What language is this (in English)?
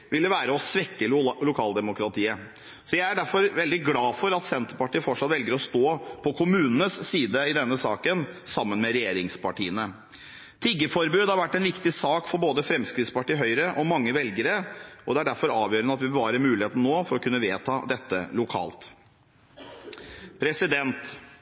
Norwegian Bokmål